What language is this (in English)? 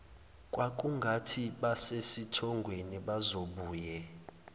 Zulu